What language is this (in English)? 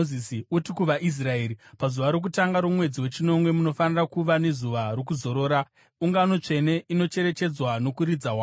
Shona